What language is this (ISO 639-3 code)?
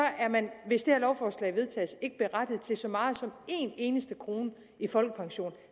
dan